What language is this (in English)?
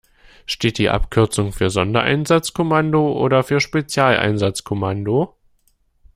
German